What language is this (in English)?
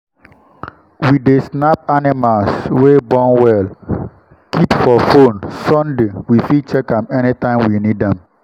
Nigerian Pidgin